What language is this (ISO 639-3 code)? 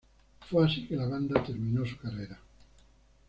spa